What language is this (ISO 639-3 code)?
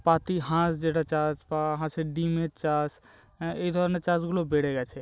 ben